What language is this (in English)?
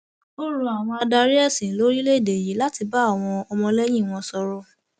Yoruba